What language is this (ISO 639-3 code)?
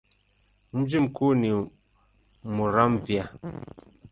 swa